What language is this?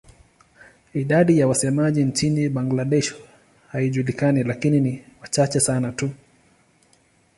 Swahili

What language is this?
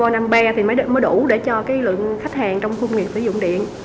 Vietnamese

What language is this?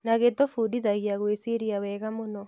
Kikuyu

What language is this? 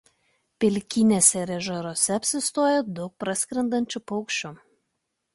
Lithuanian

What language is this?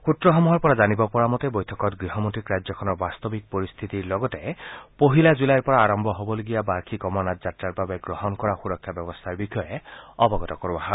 Assamese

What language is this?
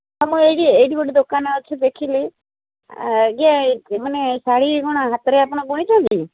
Odia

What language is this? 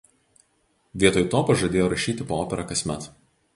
Lithuanian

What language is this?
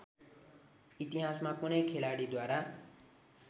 Nepali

